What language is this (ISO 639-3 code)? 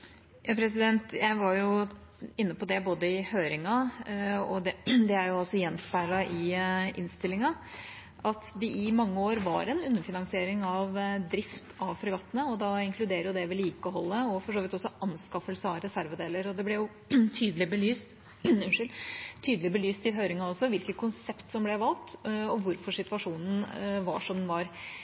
nob